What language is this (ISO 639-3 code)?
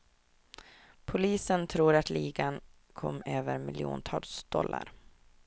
swe